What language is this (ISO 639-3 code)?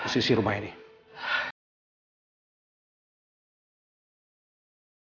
ind